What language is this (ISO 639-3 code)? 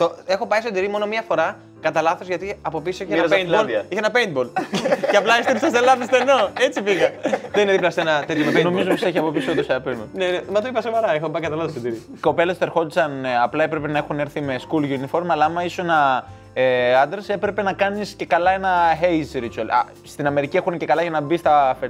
ell